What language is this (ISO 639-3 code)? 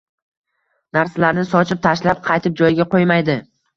uzb